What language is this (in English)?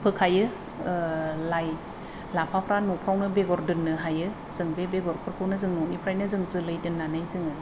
Bodo